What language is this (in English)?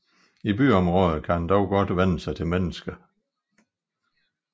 Danish